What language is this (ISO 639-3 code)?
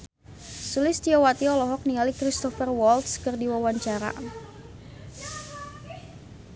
sun